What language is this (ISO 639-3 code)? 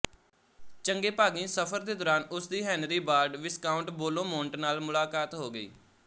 pan